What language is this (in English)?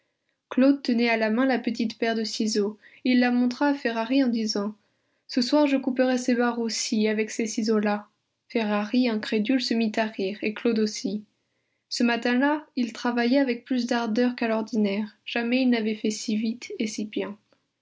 French